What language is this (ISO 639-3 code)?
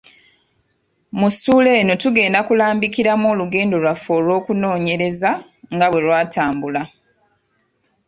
lug